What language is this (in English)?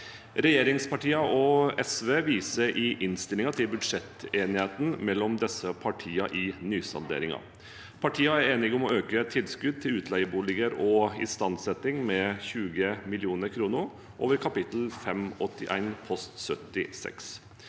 Norwegian